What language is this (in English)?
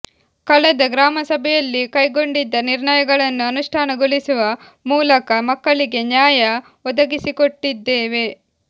Kannada